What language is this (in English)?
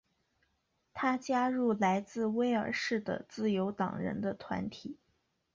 Chinese